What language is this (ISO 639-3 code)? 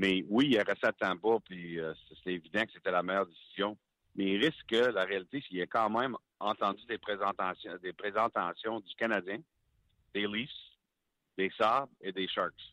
fra